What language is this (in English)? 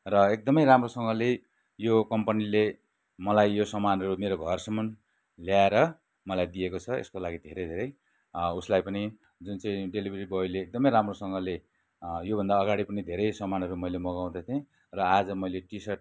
Nepali